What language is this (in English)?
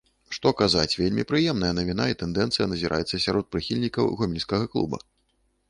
Belarusian